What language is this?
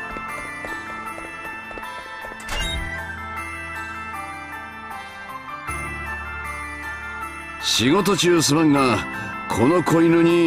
Japanese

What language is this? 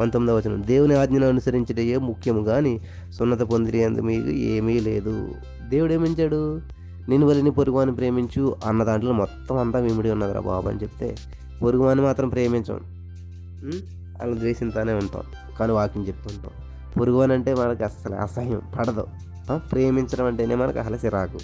Telugu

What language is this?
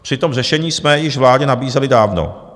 Czech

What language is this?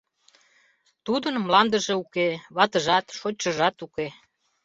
Mari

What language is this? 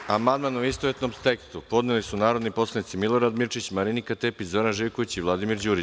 Serbian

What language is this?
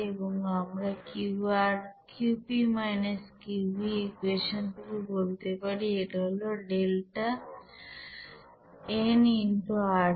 Bangla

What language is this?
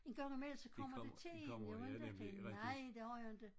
Danish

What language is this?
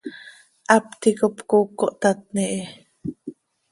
Seri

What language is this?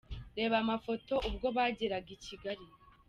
Kinyarwanda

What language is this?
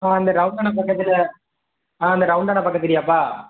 Tamil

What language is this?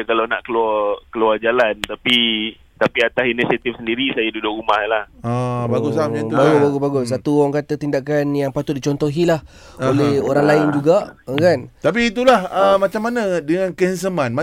Malay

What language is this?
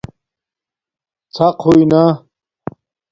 Domaaki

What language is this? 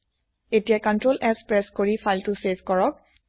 Assamese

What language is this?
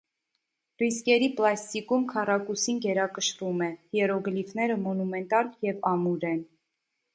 Armenian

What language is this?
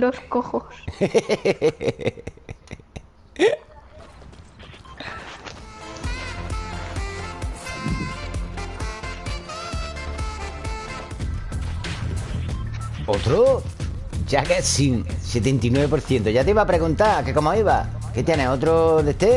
Spanish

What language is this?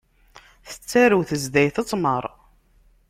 Kabyle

